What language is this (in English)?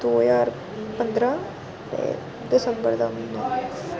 Dogri